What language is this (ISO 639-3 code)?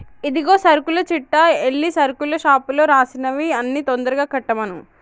tel